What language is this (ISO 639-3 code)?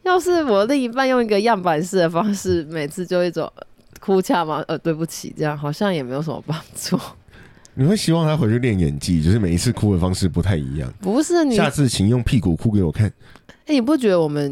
zho